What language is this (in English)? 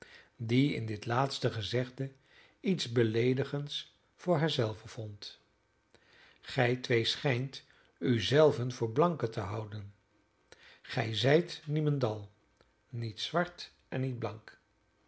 Dutch